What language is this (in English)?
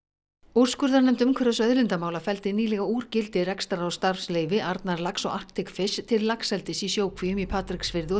Icelandic